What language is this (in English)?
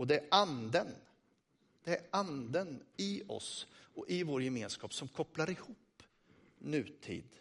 Swedish